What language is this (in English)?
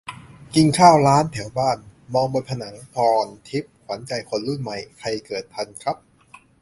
Thai